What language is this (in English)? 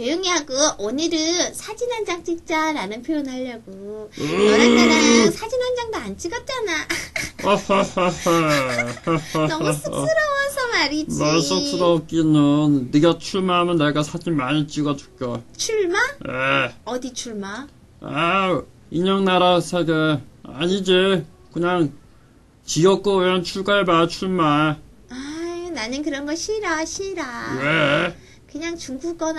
Korean